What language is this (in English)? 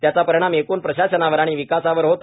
Marathi